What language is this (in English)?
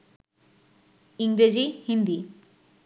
Bangla